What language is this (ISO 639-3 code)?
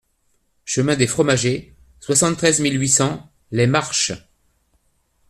fra